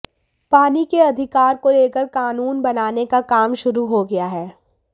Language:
Hindi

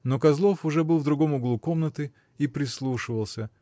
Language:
Russian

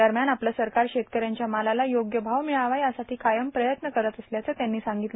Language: Marathi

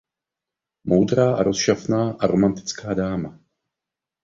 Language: Czech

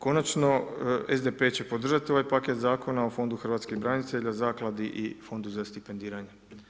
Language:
Croatian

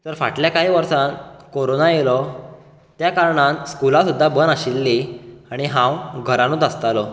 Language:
Konkani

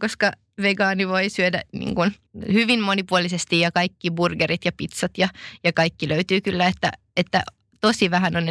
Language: Finnish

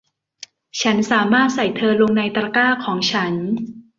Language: Thai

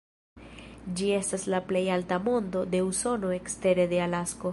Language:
Esperanto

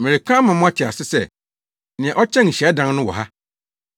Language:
Akan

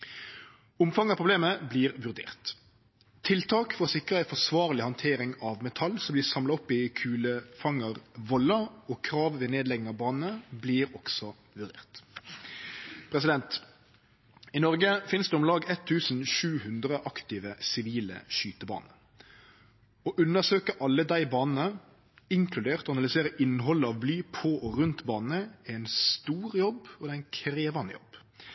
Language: Norwegian Nynorsk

